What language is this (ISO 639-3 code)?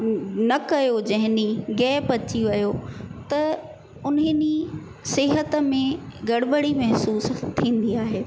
snd